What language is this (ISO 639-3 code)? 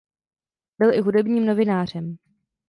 ces